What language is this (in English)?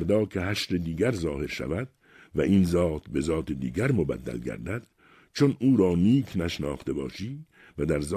Persian